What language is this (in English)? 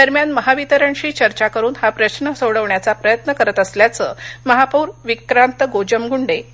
Marathi